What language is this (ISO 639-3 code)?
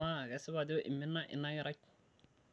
mas